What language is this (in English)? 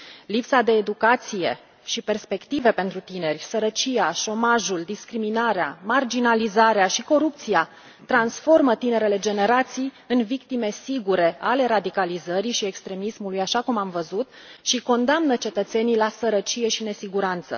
Romanian